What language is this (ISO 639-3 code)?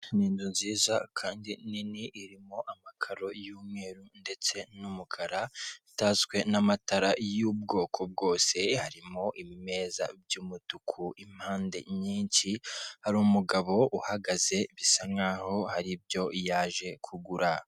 kin